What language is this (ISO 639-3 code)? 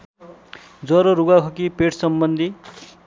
nep